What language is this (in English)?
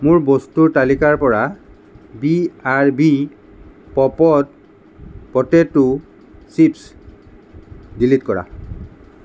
Assamese